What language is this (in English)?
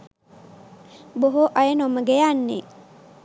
Sinhala